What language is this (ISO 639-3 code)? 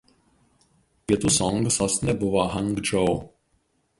lit